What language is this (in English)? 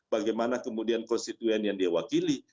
Indonesian